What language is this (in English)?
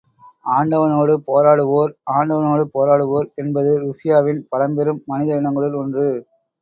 Tamil